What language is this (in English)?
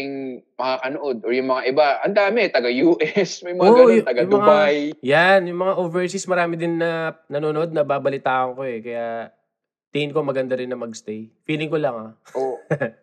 Filipino